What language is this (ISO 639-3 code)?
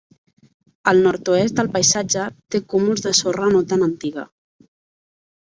cat